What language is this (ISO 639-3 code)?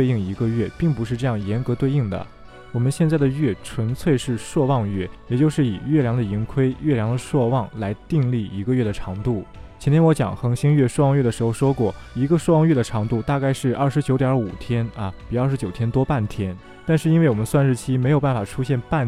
zho